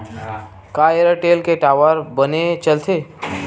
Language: Chhattisgarhi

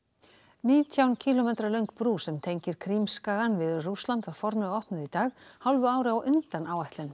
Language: Icelandic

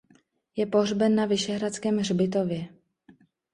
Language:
Czech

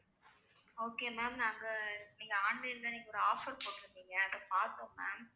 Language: Tamil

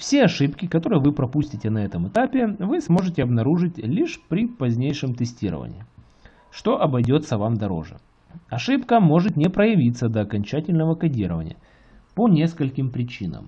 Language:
Russian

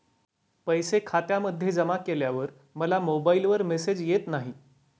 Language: Marathi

